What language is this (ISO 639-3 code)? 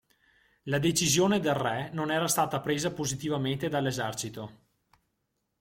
ita